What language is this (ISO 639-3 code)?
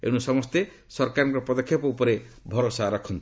ori